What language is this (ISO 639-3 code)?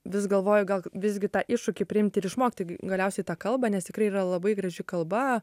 lit